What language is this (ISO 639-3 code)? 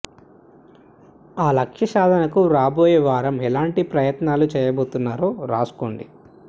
tel